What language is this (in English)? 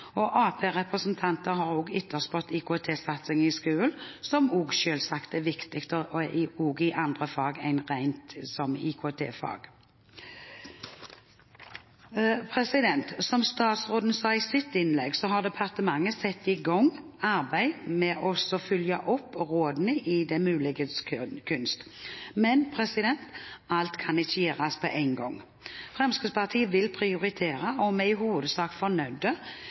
Norwegian Bokmål